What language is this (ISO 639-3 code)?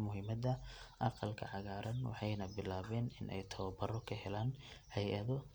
som